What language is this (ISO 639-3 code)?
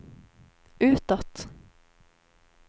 swe